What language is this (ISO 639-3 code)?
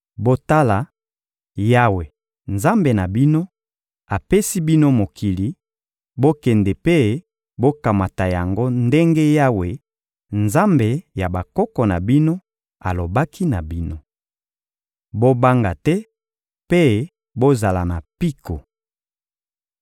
lin